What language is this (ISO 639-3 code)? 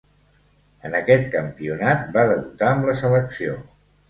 cat